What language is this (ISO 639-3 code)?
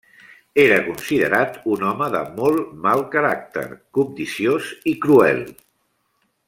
cat